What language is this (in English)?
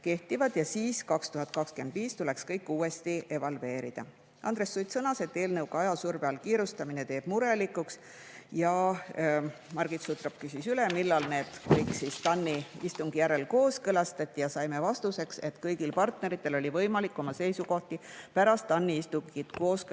Estonian